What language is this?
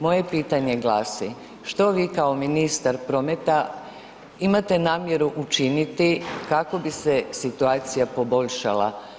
Croatian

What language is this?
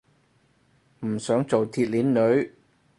Cantonese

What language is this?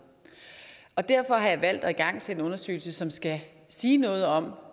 Danish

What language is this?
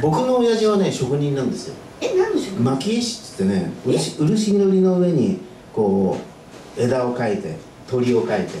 Japanese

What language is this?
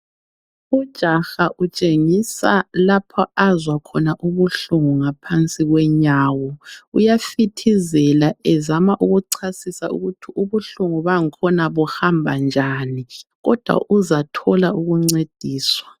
North Ndebele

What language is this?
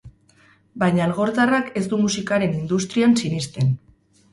Basque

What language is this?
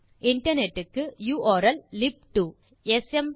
Tamil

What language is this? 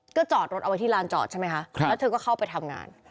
Thai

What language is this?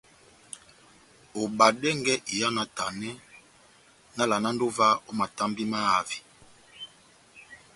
Batanga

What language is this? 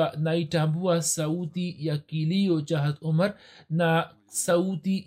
Swahili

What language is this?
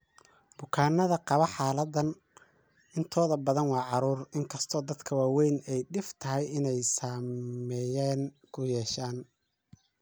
Somali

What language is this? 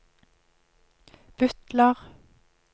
Norwegian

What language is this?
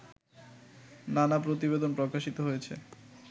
Bangla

